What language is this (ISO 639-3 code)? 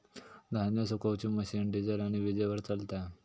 mar